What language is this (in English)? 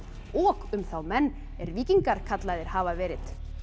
Icelandic